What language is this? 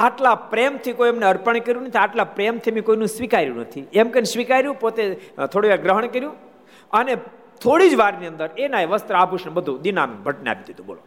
Gujarati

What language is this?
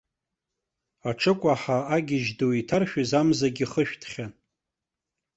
Abkhazian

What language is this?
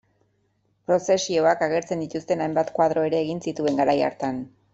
Basque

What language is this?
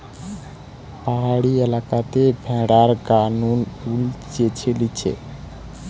Bangla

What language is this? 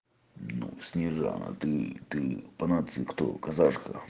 Russian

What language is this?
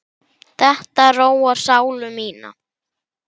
Icelandic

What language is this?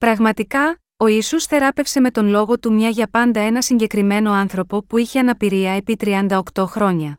Greek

